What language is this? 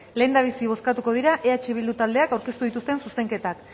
Basque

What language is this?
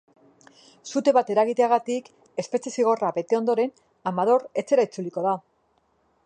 Basque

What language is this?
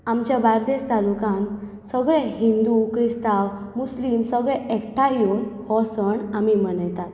Konkani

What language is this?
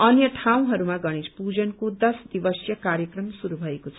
Nepali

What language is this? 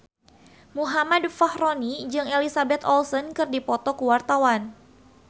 Sundanese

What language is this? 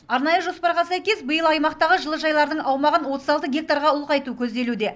Kazakh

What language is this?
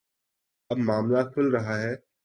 Urdu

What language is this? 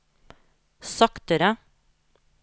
Norwegian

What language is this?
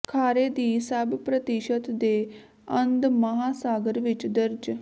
Punjabi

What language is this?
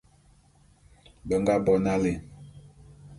Bulu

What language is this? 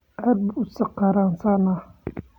Somali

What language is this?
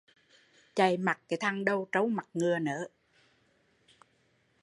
Vietnamese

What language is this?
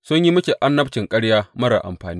Hausa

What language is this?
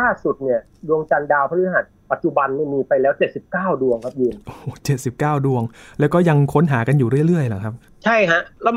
Thai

